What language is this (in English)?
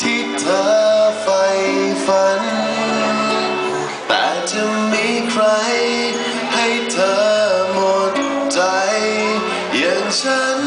Thai